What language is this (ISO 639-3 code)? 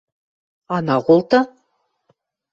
mrj